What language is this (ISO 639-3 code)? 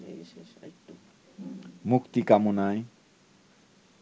ben